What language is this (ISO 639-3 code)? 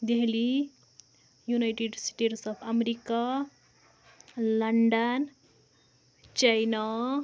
kas